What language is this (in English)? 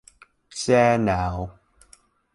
Vietnamese